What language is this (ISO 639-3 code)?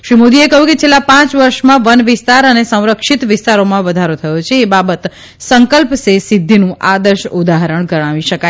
guj